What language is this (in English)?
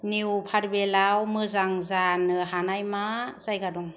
Bodo